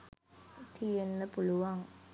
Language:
Sinhala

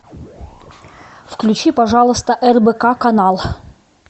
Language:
Russian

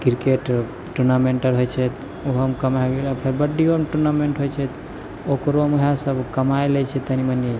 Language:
Maithili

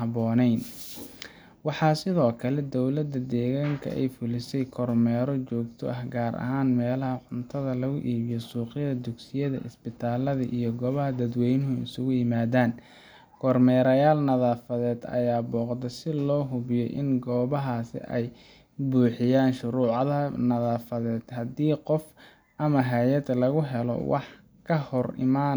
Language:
Somali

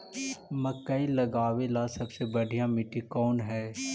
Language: Magahi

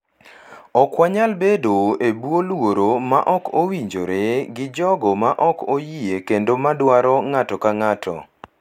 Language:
Luo (Kenya and Tanzania)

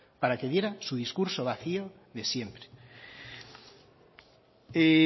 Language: Spanish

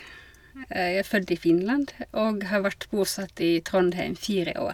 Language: Norwegian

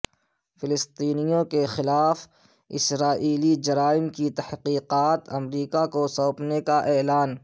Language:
Urdu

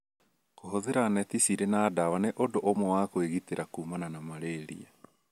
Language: Kikuyu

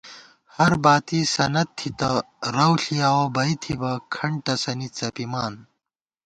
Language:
Gawar-Bati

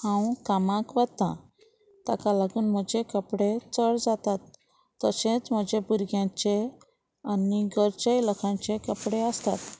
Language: Konkani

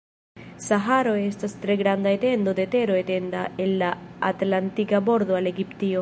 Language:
Esperanto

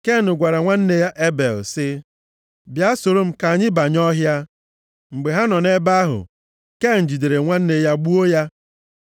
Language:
Igbo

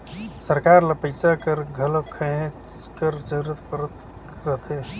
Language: Chhattisgarhi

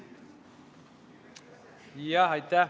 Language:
Estonian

